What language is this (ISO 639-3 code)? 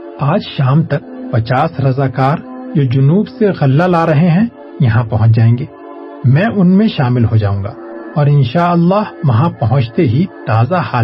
urd